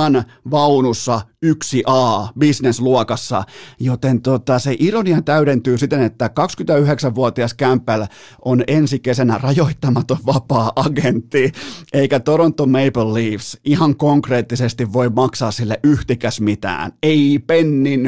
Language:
Finnish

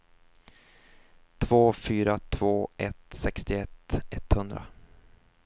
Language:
Swedish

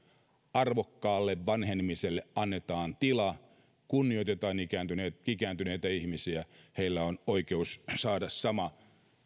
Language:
Finnish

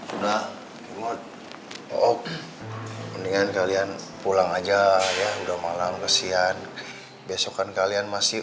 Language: Indonesian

